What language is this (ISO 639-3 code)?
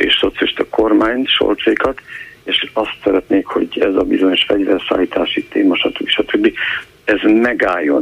hun